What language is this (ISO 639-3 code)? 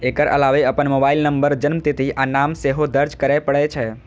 mai